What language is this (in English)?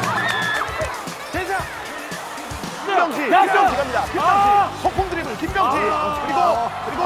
Korean